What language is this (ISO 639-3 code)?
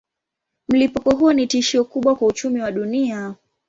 swa